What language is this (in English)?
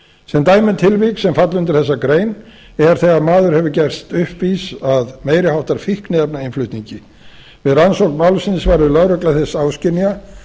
Icelandic